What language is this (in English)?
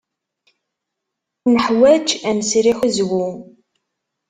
Kabyle